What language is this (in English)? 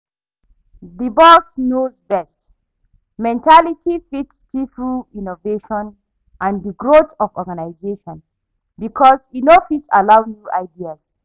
Nigerian Pidgin